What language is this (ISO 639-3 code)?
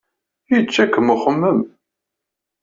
kab